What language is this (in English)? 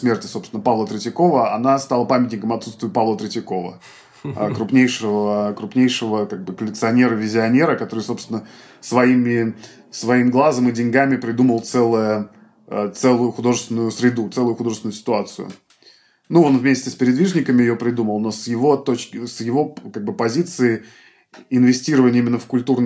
Russian